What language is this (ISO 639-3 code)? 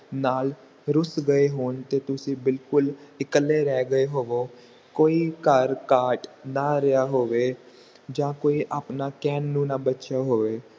pan